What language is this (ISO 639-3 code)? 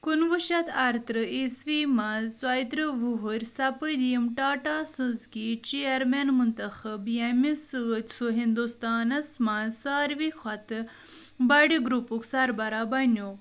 kas